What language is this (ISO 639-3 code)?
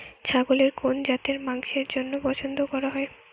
ben